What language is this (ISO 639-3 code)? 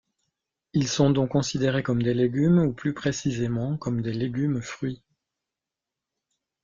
fra